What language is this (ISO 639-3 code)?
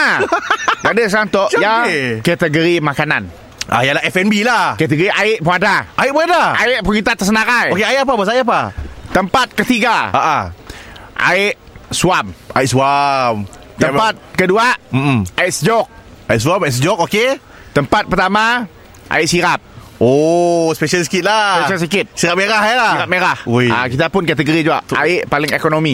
msa